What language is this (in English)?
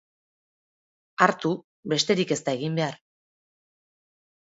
Basque